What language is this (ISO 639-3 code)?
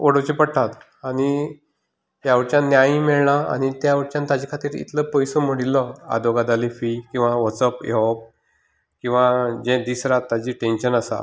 kok